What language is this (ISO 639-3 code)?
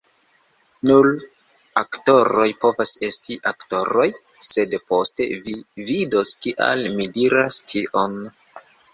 epo